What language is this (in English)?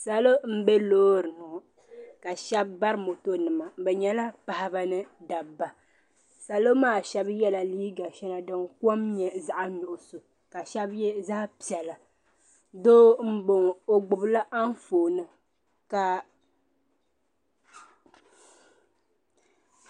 Dagbani